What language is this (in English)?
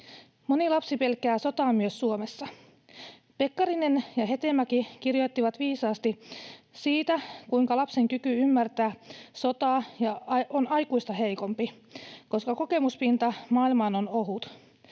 Finnish